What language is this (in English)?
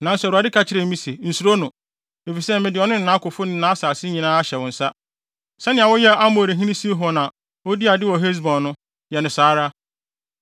Akan